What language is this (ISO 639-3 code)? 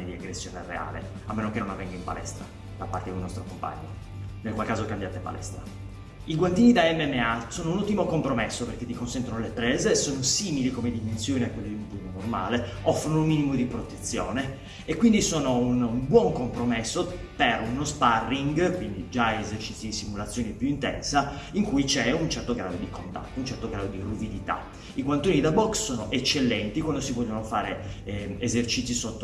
ita